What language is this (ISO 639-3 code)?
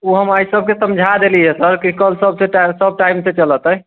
mai